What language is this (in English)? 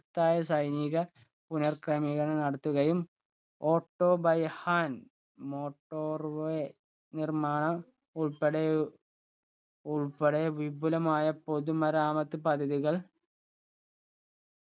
Malayalam